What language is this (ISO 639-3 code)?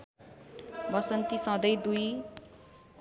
nep